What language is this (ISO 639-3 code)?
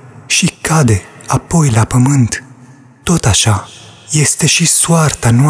ron